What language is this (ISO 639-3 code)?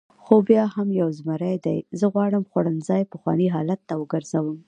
pus